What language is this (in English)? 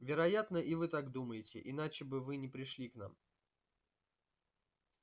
Russian